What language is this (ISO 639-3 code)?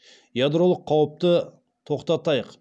kaz